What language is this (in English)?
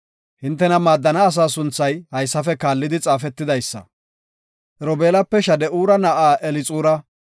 Gofa